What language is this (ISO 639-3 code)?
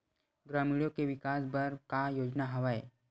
hne